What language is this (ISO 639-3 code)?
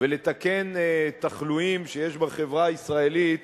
heb